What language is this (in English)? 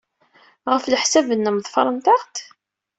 Kabyle